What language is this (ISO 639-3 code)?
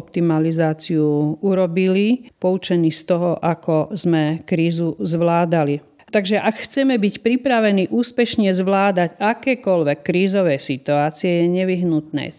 slk